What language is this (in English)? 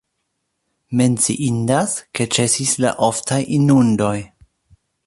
Esperanto